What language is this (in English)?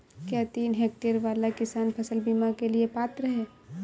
Hindi